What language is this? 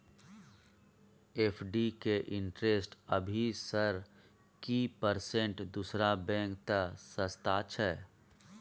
Maithili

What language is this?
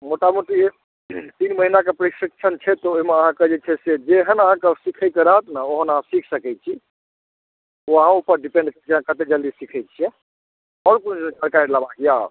Maithili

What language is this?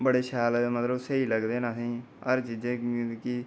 Dogri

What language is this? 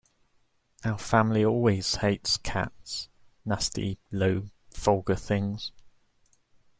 English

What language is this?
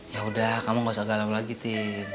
Indonesian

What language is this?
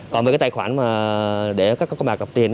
Vietnamese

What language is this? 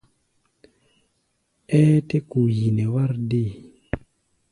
Gbaya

